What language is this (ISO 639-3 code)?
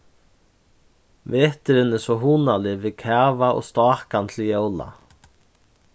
fao